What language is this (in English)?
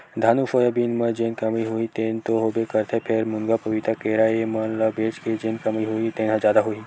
Chhattisgarhi